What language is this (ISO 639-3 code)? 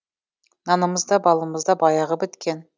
kaz